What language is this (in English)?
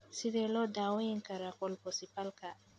Somali